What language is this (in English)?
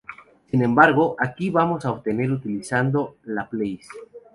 Spanish